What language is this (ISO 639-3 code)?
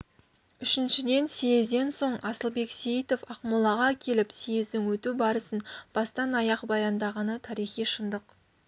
kaz